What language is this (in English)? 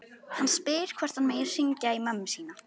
Icelandic